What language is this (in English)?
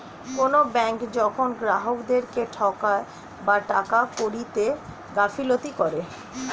Bangla